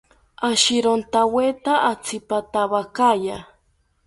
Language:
South Ucayali Ashéninka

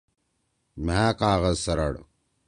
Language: Torwali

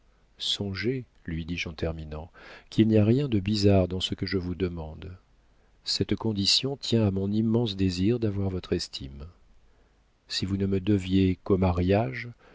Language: French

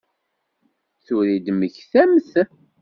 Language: Kabyle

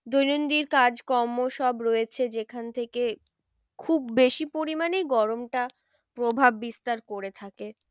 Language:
Bangla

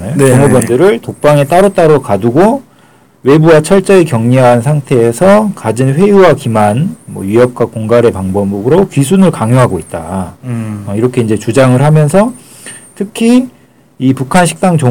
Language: Korean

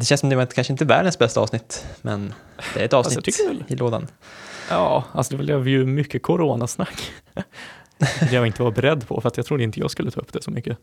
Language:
Swedish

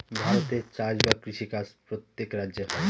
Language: Bangla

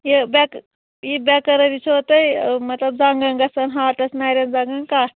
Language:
Kashmiri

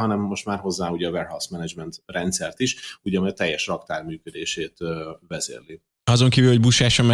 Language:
Hungarian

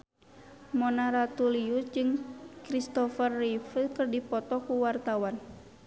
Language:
Sundanese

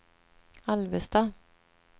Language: Swedish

